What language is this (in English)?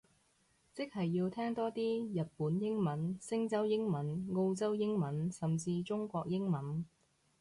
Cantonese